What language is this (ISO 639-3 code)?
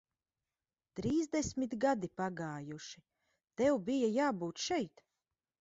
lav